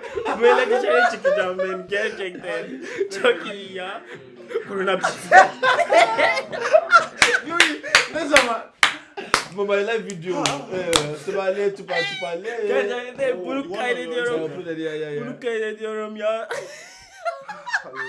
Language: Turkish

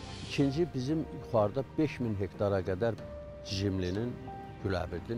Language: Turkish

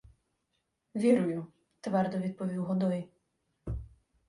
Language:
Ukrainian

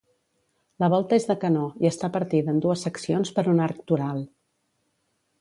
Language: Catalan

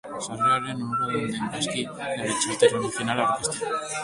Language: Basque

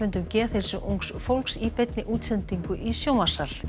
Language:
Icelandic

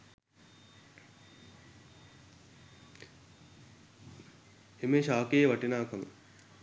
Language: Sinhala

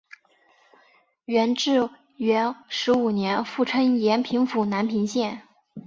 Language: Chinese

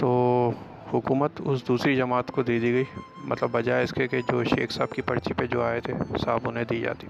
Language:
Urdu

